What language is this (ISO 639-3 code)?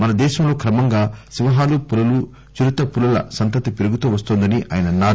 tel